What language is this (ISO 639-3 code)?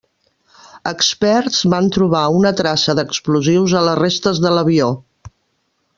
cat